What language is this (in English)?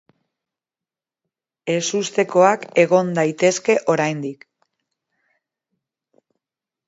Basque